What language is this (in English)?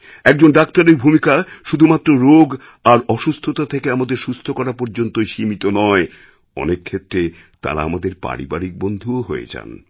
Bangla